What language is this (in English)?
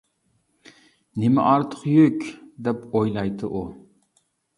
Uyghur